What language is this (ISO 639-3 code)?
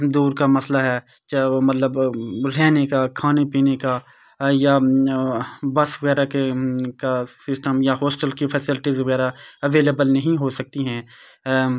urd